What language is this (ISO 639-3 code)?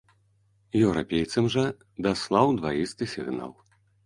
bel